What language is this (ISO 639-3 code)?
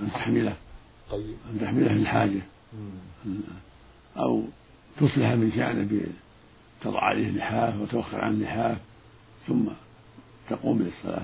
ara